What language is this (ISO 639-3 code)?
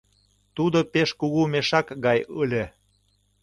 chm